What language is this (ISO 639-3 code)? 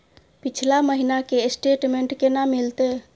mai